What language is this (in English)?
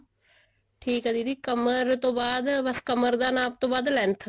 Punjabi